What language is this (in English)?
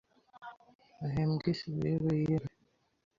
Kinyarwanda